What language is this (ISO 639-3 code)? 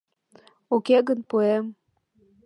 chm